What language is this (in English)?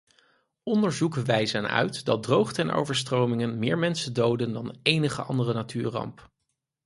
Dutch